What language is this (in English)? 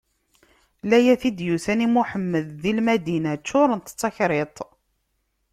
Kabyle